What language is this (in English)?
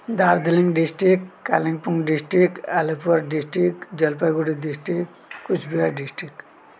Nepali